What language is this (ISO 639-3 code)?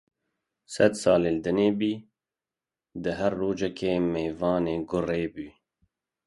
kur